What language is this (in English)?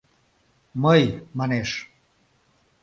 Mari